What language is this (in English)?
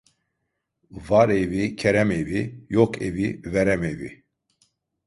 Turkish